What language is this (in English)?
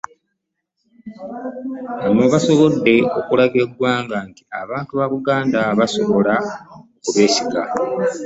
Ganda